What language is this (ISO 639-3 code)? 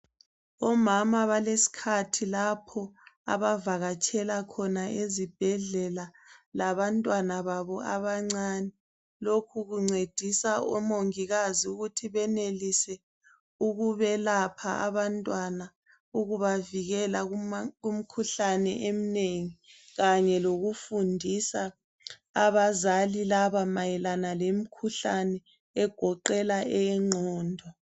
nde